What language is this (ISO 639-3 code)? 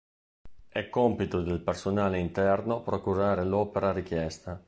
ita